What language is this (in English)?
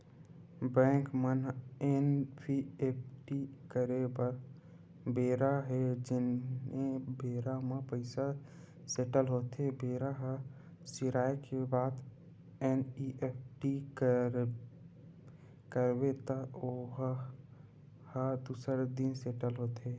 Chhattisgarhi